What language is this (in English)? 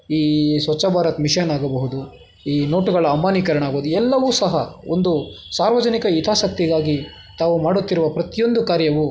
Kannada